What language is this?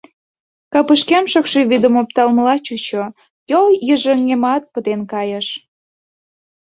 Mari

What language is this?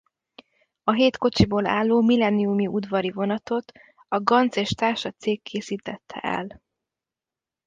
Hungarian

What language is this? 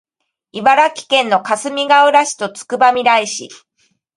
Japanese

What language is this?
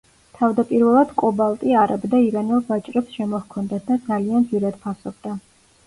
Georgian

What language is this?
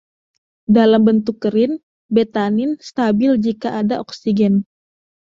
Indonesian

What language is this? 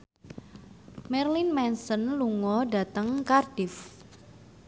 Javanese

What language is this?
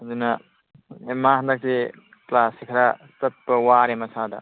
Manipuri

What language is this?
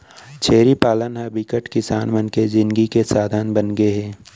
Chhattisgarhi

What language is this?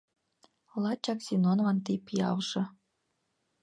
Mari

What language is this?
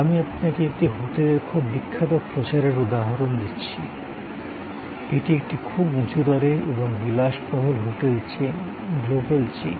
Bangla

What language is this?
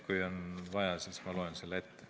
Estonian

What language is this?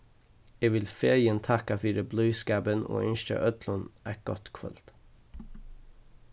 Faroese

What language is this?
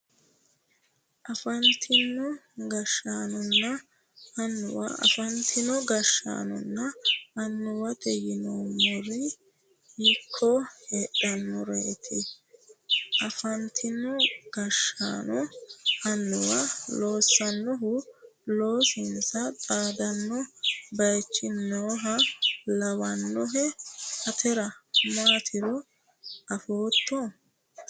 Sidamo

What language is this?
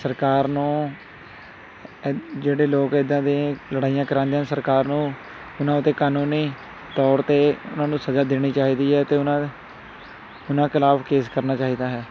Punjabi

